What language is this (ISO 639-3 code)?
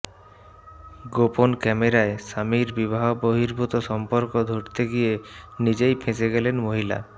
ben